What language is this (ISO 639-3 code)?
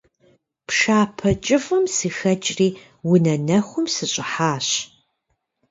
kbd